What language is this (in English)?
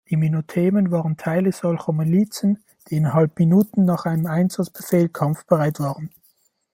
German